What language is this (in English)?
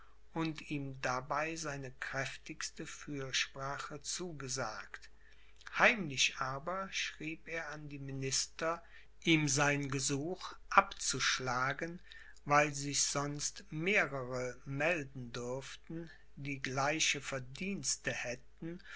German